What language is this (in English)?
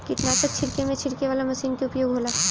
Bhojpuri